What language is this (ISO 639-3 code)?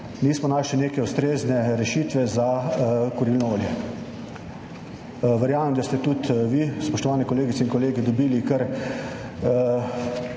slv